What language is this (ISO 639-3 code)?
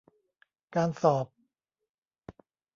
tha